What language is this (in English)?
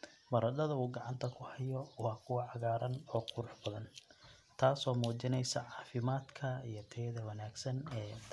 Somali